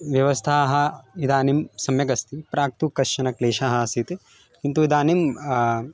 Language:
Sanskrit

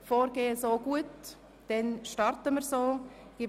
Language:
Swiss German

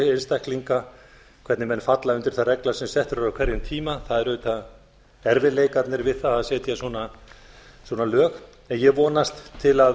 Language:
Icelandic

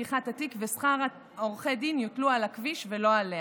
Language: Hebrew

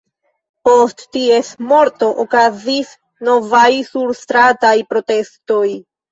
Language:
Esperanto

